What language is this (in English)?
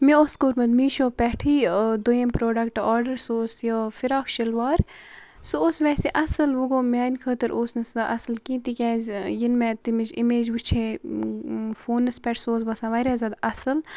Kashmiri